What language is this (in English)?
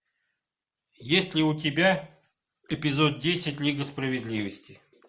Russian